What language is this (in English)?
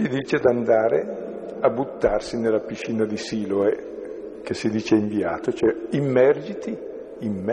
Italian